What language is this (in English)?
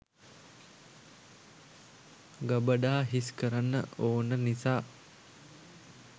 Sinhala